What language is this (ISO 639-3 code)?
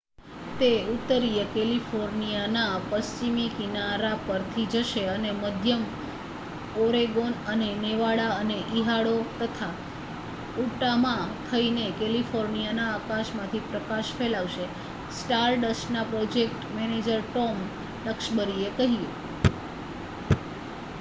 guj